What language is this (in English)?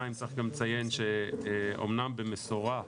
Hebrew